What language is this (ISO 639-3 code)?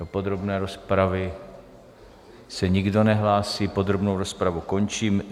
ces